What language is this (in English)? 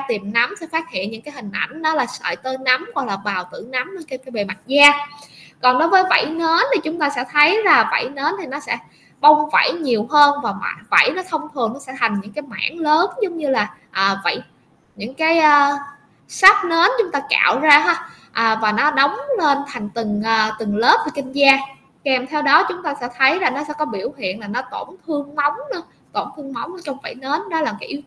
Vietnamese